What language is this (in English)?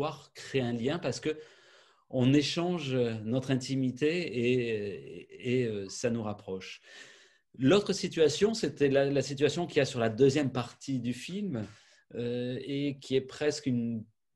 French